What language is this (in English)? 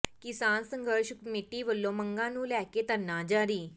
Punjabi